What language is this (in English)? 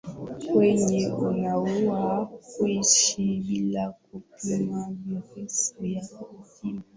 Swahili